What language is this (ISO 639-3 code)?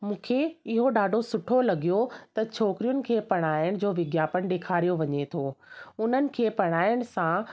snd